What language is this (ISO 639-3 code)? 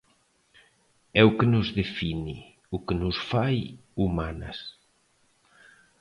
glg